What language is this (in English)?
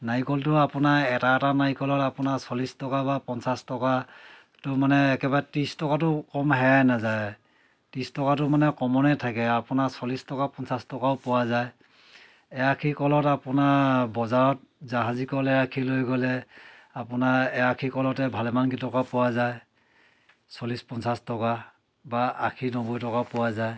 Assamese